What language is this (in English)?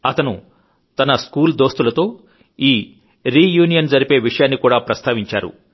Telugu